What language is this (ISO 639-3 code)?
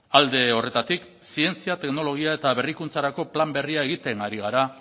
eus